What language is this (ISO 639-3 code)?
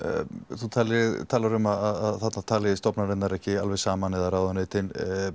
isl